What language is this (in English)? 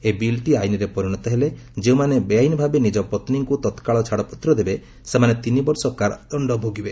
Odia